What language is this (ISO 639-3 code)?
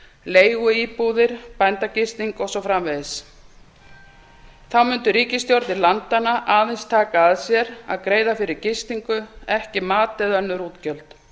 isl